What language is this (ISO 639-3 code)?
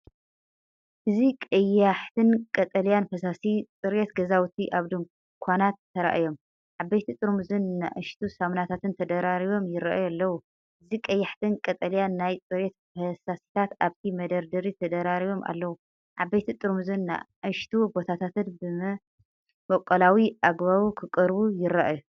tir